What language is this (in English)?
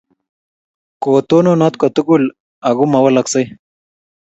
Kalenjin